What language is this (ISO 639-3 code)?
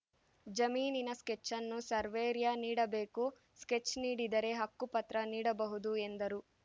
kan